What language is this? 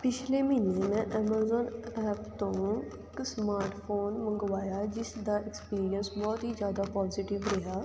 Punjabi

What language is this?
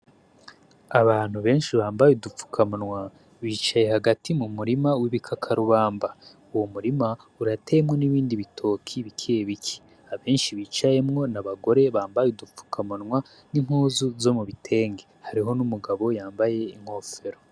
Rundi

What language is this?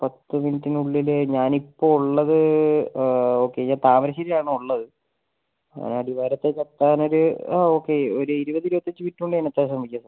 Malayalam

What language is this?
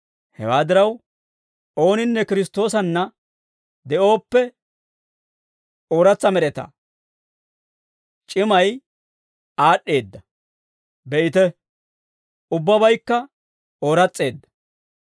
Dawro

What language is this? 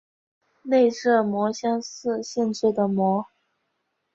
Chinese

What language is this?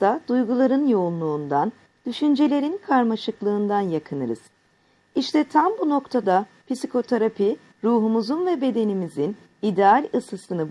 Turkish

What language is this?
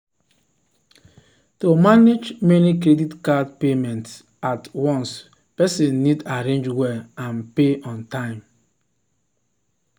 Nigerian Pidgin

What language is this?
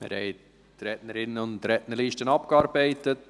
Swiss German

